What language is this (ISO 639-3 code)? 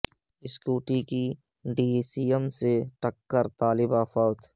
urd